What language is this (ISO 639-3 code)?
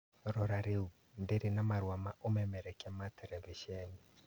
kik